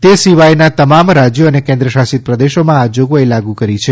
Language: Gujarati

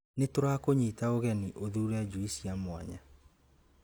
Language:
Kikuyu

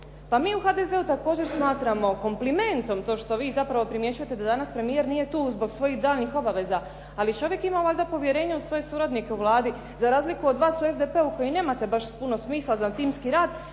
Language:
Croatian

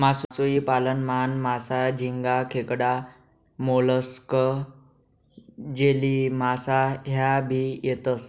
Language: Marathi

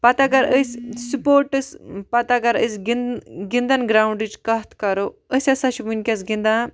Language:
Kashmiri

